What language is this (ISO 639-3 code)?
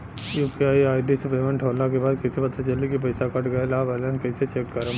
bho